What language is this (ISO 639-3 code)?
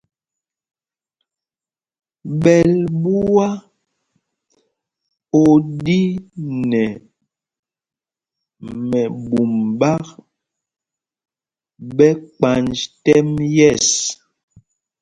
mgg